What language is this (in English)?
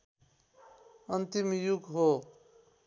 Nepali